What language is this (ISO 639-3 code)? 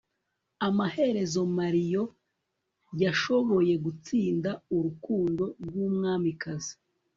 kin